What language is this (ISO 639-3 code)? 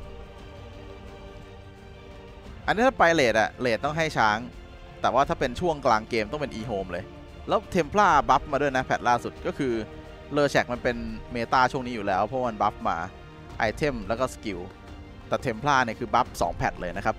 tha